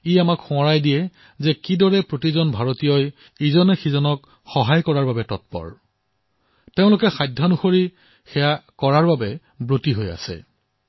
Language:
Assamese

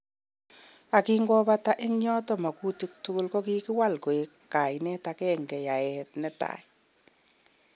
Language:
Kalenjin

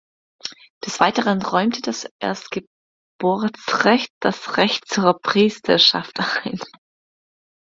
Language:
German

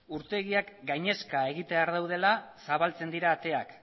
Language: Basque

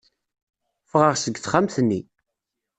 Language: Kabyle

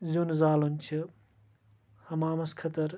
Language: Kashmiri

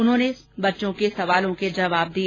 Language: Hindi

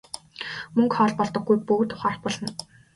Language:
Mongolian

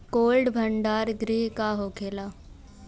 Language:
Bhojpuri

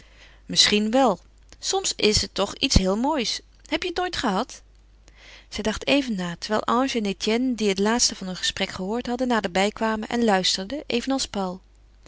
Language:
Dutch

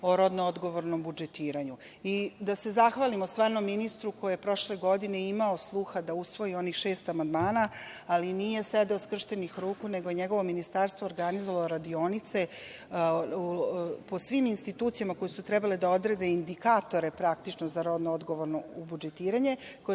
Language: Serbian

